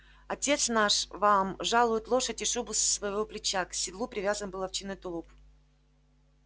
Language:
Russian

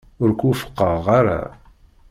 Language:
Kabyle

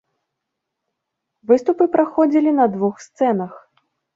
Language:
Belarusian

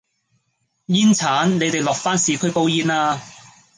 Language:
Cantonese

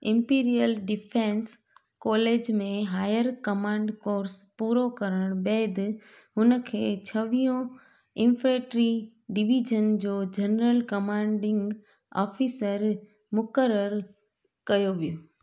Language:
Sindhi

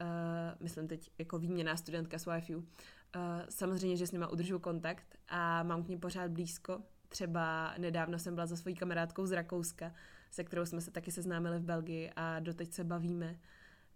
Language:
Czech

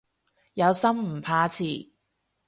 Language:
Cantonese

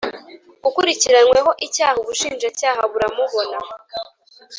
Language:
Kinyarwanda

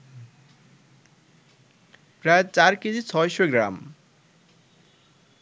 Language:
Bangla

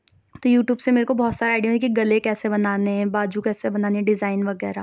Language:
Urdu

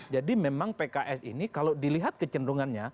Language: Indonesian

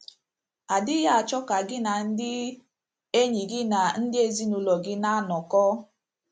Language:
Igbo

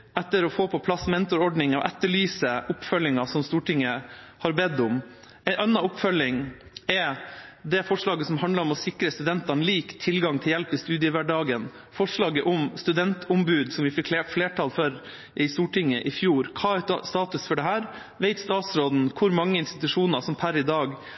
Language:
Norwegian Bokmål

